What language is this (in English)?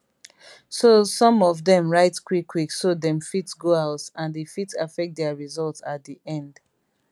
Nigerian Pidgin